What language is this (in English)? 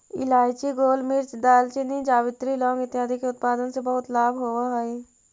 Magahi